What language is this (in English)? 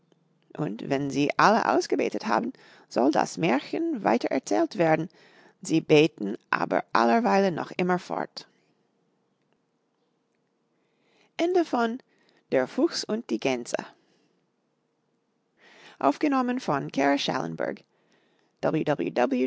German